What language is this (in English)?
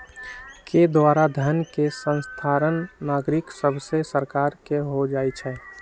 Magahi